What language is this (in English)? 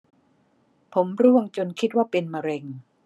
Thai